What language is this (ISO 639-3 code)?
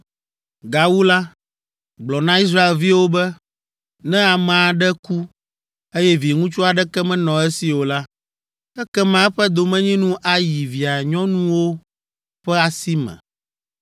ewe